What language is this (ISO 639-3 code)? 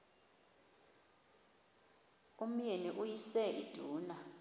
xho